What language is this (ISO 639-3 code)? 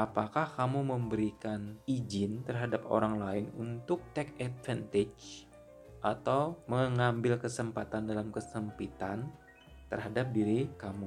ind